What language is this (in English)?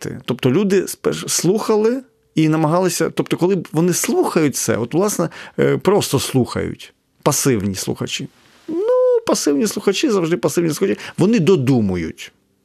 Ukrainian